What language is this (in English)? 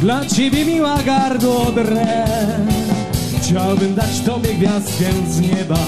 Polish